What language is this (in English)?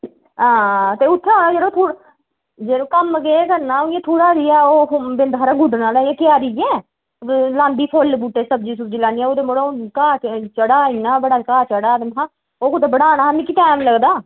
Dogri